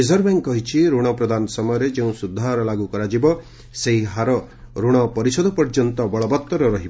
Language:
Odia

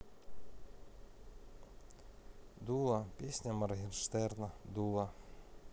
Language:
Russian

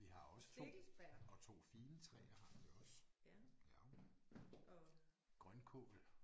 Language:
Danish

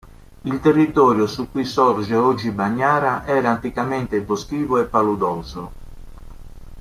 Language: Italian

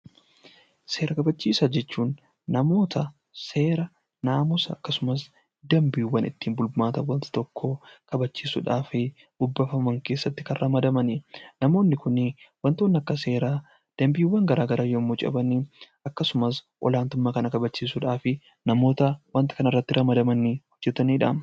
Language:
Oromo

